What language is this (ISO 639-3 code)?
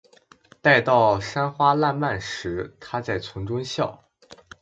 zho